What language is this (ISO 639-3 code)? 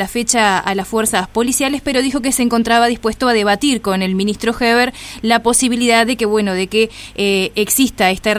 spa